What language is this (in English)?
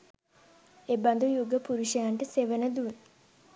Sinhala